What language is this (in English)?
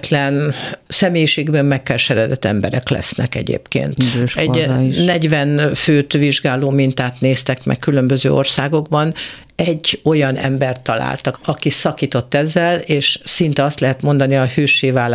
Hungarian